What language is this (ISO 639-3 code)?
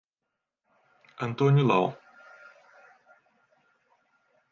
por